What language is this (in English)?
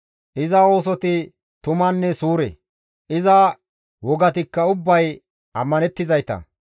Gamo